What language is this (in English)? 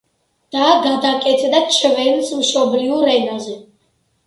Georgian